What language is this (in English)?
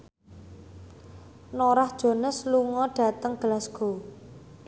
Javanese